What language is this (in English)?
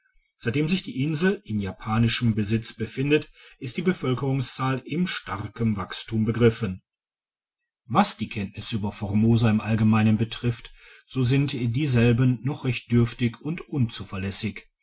German